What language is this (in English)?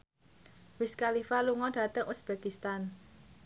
Javanese